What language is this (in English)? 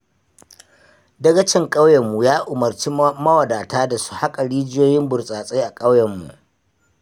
Hausa